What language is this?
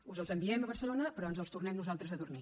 Catalan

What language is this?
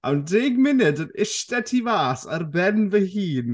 Welsh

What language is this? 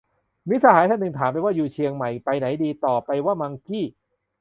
Thai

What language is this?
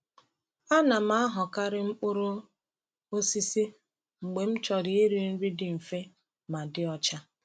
Igbo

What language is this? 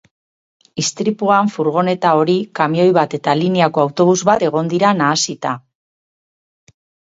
Basque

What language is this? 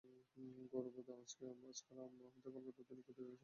Bangla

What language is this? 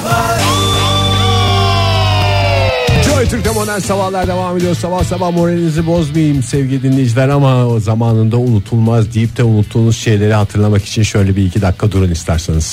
Turkish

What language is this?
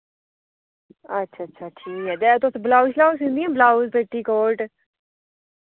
Dogri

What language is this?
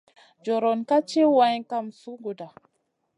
Masana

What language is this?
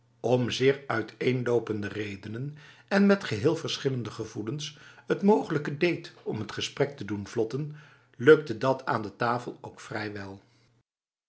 Dutch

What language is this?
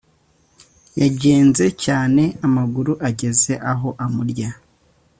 Kinyarwanda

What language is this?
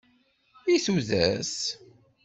Kabyle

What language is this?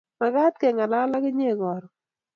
Kalenjin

